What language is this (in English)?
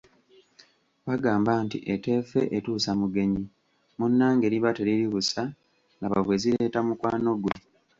Ganda